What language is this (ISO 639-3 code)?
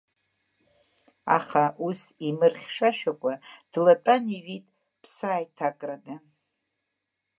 abk